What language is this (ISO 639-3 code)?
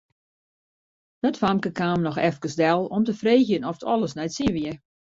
fry